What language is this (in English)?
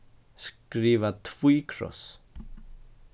Faroese